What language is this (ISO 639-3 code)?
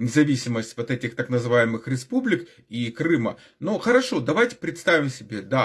rus